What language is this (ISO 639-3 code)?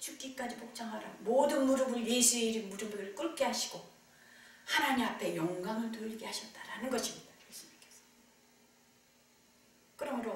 kor